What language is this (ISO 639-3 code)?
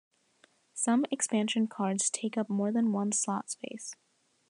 eng